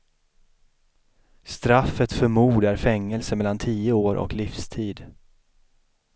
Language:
Swedish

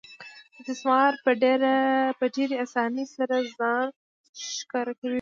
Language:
Pashto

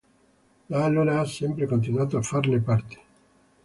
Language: Italian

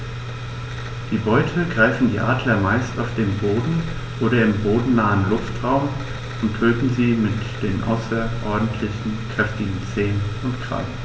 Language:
German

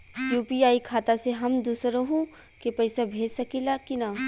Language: Bhojpuri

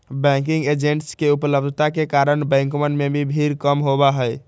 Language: Magahi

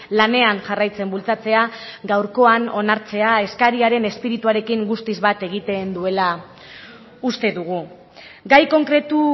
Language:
Basque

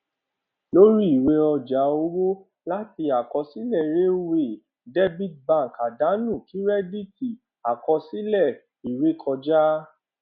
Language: Yoruba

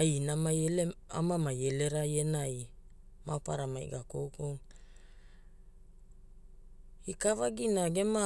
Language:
Hula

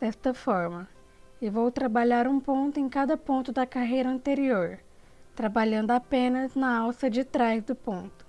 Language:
Portuguese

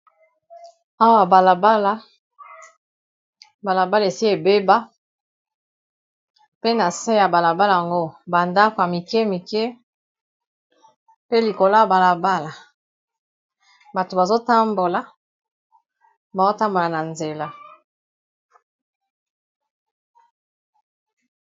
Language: Lingala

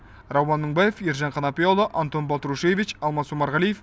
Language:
Kazakh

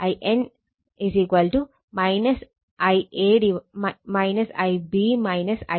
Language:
Malayalam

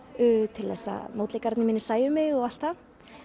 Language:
Icelandic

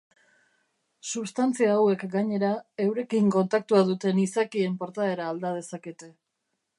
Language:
Basque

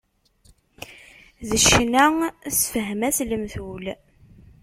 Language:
Kabyle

